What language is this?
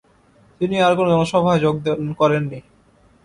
Bangla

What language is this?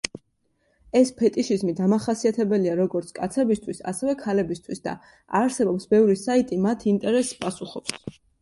Georgian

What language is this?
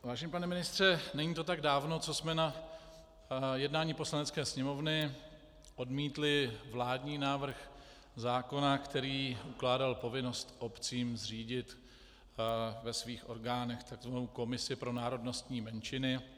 Czech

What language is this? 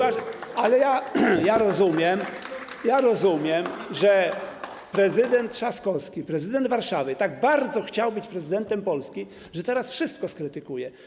Polish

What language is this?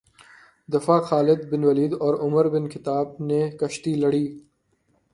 Urdu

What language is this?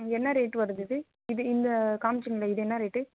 Tamil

